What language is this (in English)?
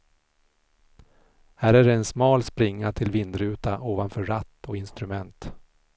Swedish